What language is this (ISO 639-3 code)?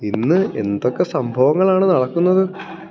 mal